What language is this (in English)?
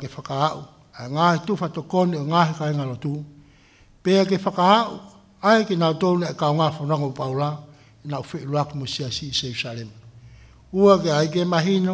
Filipino